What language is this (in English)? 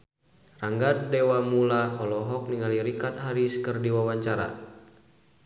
Sundanese